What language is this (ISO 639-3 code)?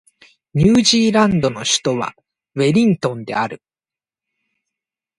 jpn